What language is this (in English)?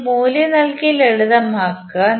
Malayalam